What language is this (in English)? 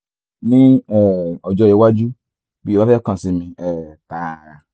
Yoruba